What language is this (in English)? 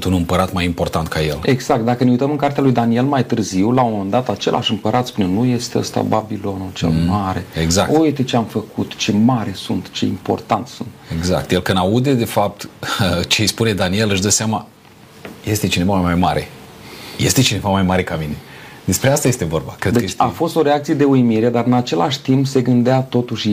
Romanian